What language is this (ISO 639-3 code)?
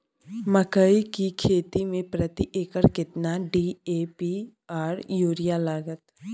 mai